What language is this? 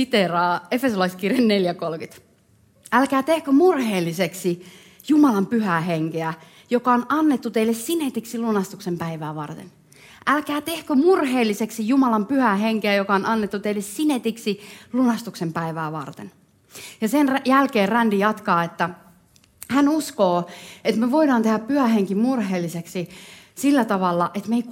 Finnish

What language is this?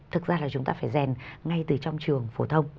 Vietnamese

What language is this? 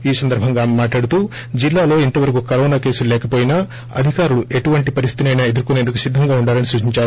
Telugu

